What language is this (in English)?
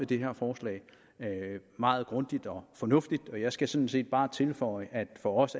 Danish